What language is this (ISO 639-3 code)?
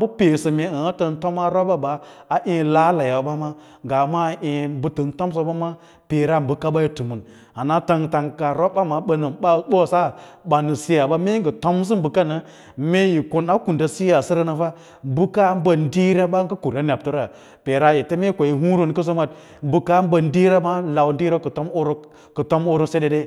lla